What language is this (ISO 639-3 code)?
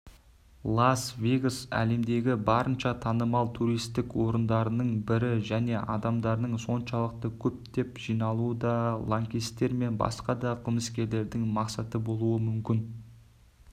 kaz